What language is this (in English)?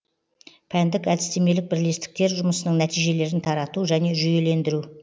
Kazakh